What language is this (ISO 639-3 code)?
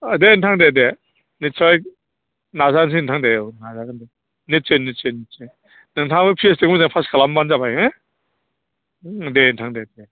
brx